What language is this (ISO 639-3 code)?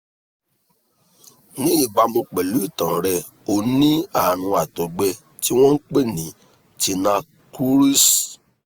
yor